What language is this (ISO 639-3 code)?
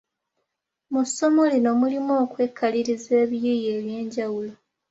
lug